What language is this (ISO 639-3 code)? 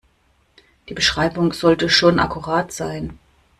deu